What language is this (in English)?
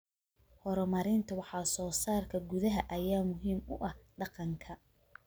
Somali